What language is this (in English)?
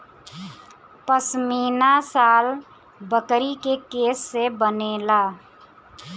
Bhojpuri